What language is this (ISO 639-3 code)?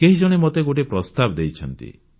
ori